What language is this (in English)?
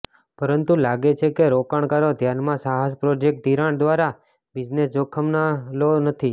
Gujarati